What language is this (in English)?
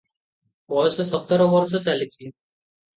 Odia